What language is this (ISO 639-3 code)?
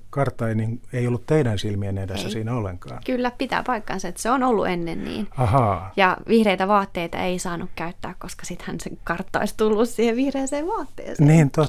fin